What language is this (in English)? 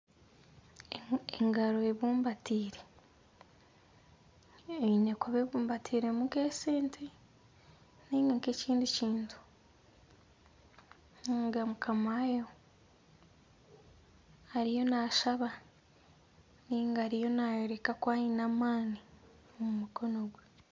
Nyankole